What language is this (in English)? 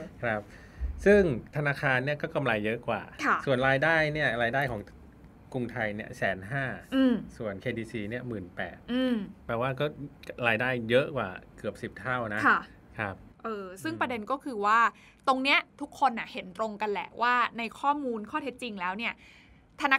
Thai